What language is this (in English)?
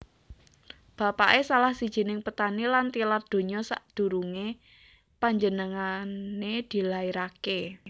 Javanese